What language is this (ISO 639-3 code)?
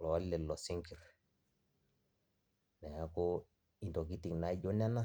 mas